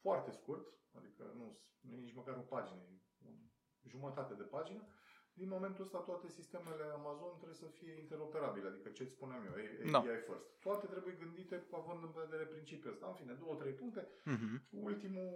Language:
Romanian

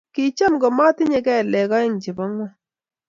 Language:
Kalenjin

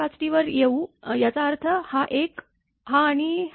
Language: Marathi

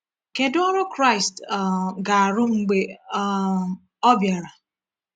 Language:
Igbo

